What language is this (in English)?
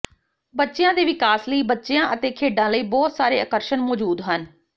Punjabi